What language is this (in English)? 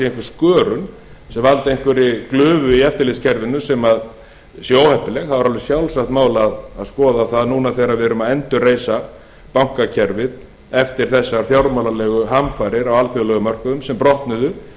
Icelandic